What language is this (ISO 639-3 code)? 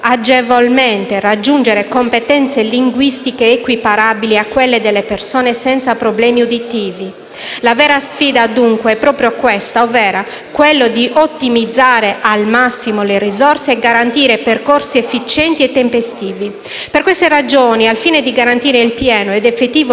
ita